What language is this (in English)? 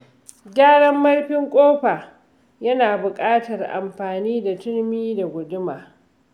Hausa